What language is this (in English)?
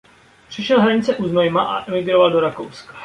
Czech